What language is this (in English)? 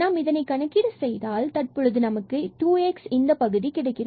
Tamil